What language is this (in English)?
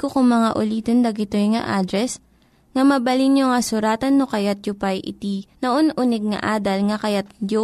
Filipino